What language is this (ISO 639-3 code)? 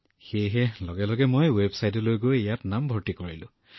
asm